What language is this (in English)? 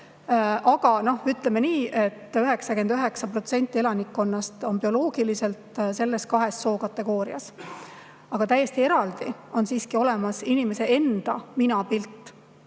Estonian